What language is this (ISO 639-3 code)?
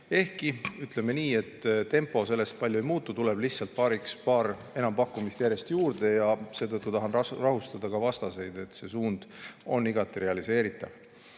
est